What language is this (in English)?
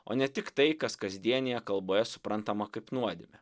Lithuanian